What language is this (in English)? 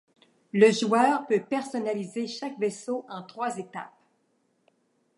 French